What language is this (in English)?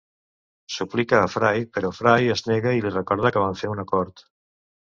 Catalan